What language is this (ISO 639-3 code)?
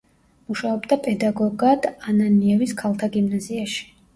kat